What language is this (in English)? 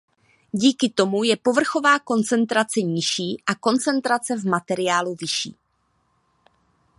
Czech